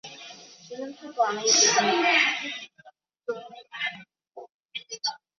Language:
Chinese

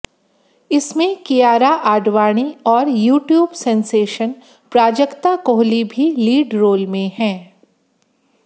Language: Hindi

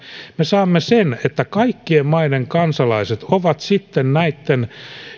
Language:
Finnish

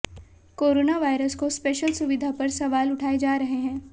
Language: Hindi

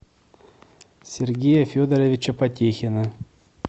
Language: Russian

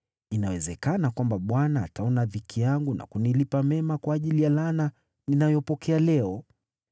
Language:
Swahili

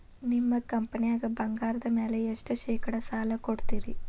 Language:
Kannada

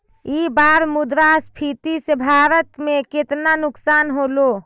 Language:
Magahi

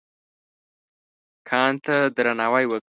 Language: Pashto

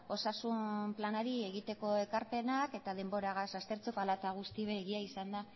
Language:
Basque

